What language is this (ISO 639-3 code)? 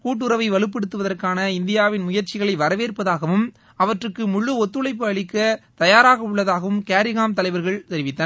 tam